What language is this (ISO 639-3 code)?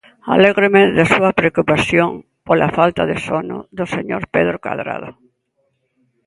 glg